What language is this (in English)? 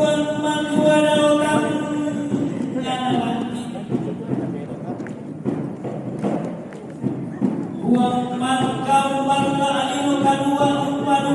Spanish